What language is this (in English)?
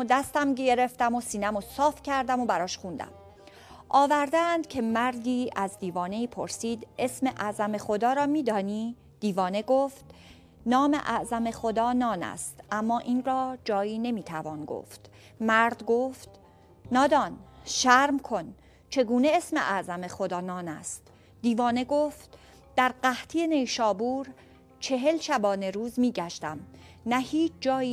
Persian